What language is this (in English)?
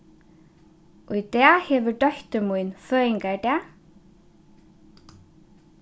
Faroese